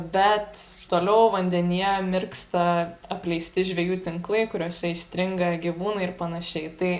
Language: Lithuanian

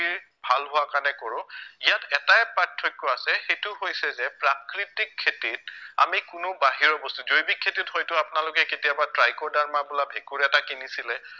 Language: Assamese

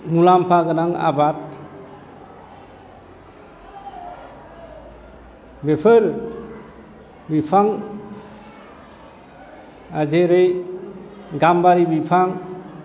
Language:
Bodo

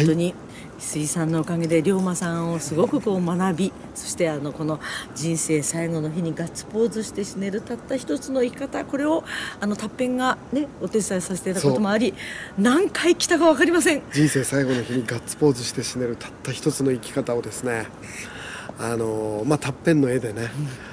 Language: Japanese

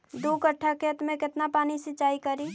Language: Magahi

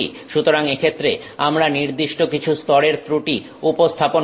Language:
Bangla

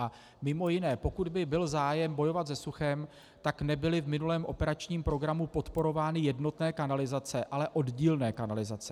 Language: Czech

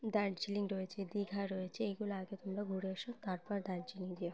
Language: Bangla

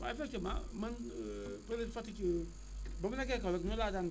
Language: Wolof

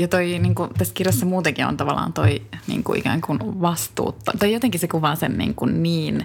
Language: Finnish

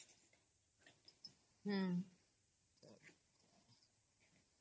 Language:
Odia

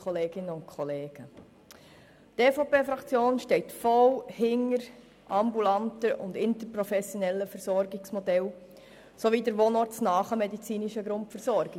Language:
Swiss German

